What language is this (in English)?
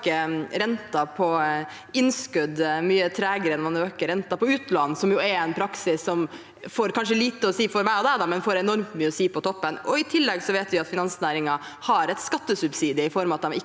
Norwegian